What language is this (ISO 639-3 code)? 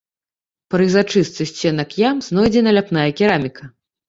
bel